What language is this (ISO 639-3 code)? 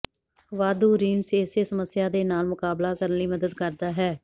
pan